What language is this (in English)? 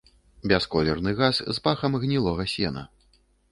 Belarusian